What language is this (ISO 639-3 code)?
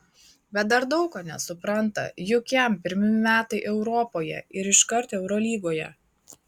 lit